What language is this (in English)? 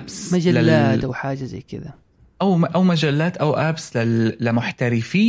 Arabic